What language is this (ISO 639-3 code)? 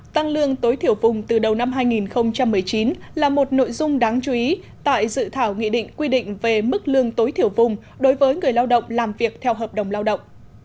vie